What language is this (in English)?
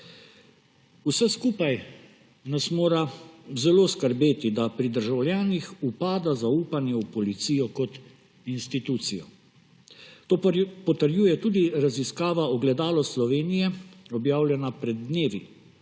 Slovenian